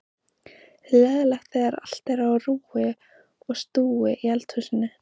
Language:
Icelandic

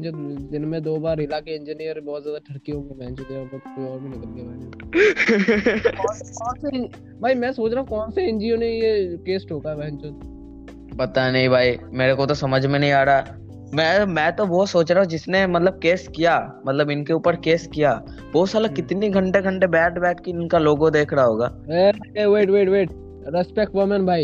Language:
Hindi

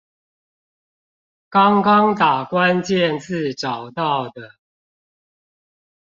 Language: Chinese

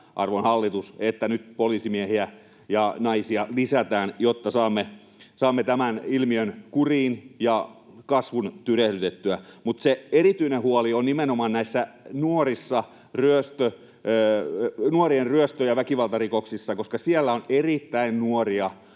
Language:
Finnish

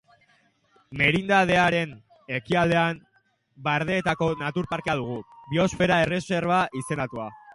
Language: Basque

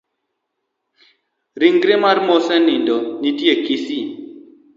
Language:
Luo (Kenya and Tanzania)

